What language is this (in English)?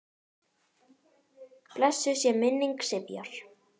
Icelandic